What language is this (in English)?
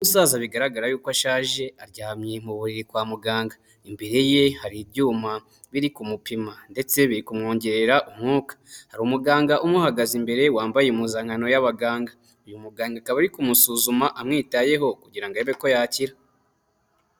Kinyarwanda